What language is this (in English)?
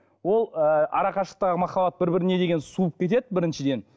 Kazakh